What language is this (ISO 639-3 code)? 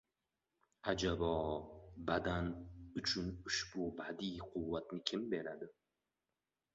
uzb